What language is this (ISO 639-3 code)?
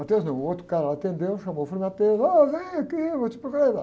por